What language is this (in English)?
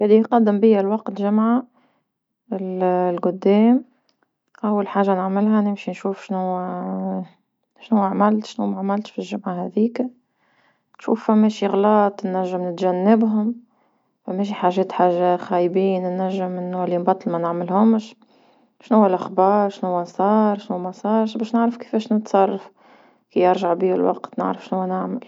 Tunisian Arabic